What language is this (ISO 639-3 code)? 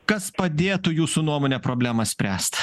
lit